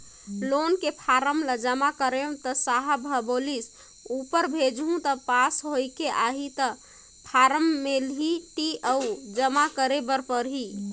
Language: Chhattisgarhi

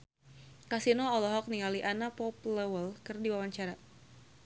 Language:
Sundanese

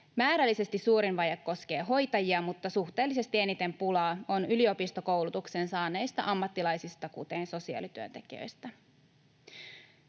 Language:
Finnish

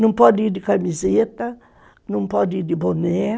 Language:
Portuguese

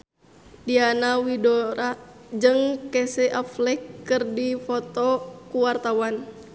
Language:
Sundanese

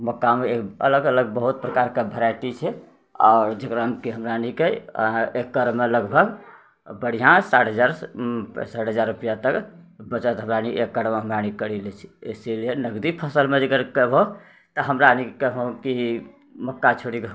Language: Maithili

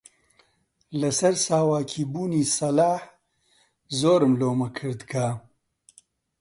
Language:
Central Kurdish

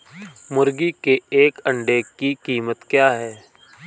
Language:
Hindi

